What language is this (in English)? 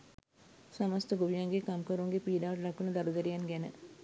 Sinhala